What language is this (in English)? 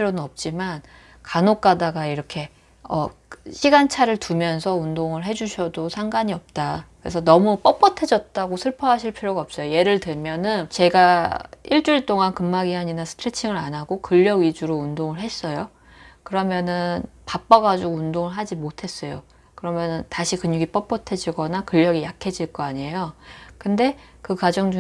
Korean